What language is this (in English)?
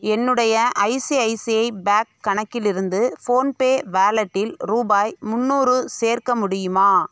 Tamil